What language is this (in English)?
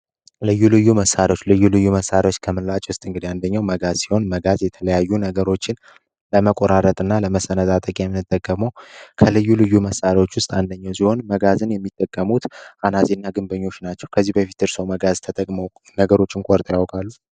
Amharic